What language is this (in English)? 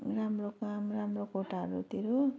Nepali